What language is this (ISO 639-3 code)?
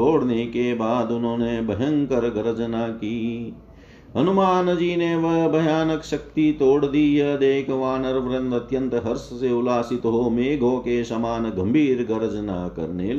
hin